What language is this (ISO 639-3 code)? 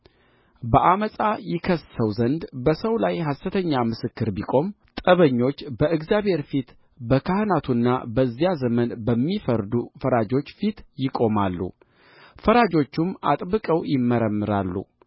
amh